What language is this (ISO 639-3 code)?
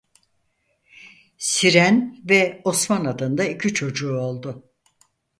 tur